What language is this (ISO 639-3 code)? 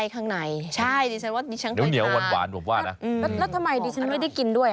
tha